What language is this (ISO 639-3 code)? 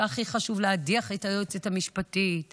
heb